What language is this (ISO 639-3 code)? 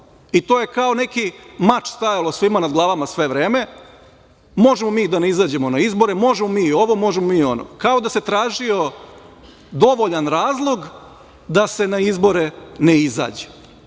srp